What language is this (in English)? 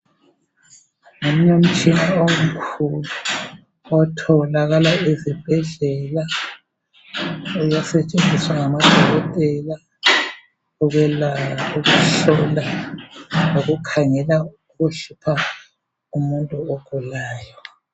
North Ndebele